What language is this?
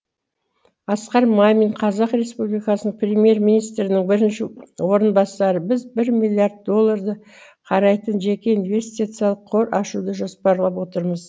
Kazakh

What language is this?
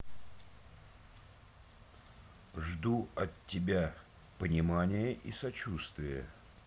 Russian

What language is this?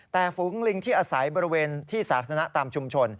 Thai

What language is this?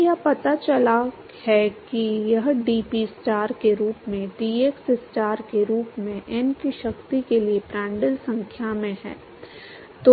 Hindi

